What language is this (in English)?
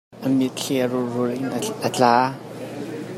Hakha Chin